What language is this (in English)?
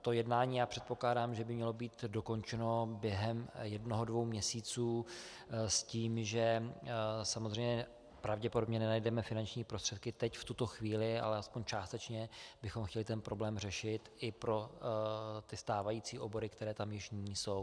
Czech